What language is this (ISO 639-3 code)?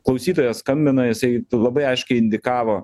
lit